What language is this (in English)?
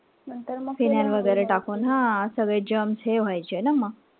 Marathi